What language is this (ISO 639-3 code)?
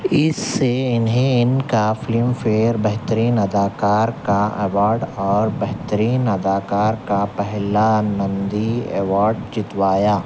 urd